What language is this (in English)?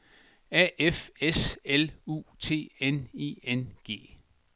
Danish